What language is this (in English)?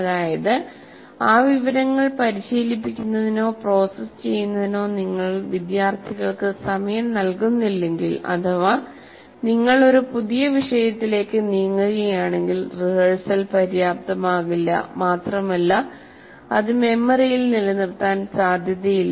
Malayalam